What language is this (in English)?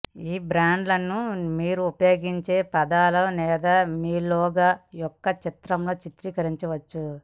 Telugu